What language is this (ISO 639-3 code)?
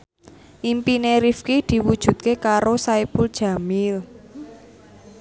jav